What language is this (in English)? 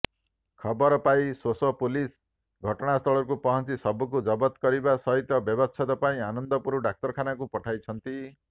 Odia